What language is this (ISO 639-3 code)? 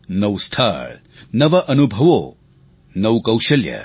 guj